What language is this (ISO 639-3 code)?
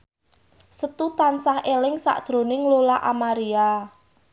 jav